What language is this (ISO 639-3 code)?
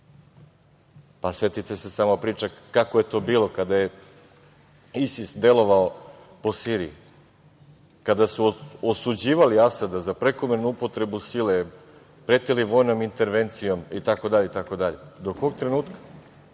srp